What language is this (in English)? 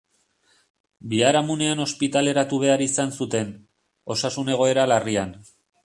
Basque